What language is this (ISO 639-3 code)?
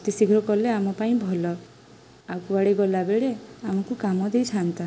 ori